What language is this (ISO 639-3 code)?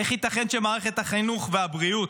heb